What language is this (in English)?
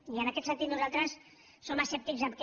Catalan